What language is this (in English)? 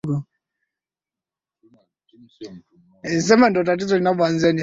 Swahili